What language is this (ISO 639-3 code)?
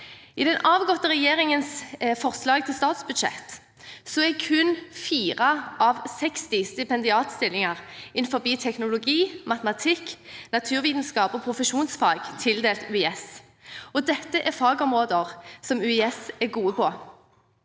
nor